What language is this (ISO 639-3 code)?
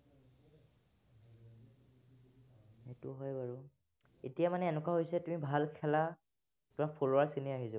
asm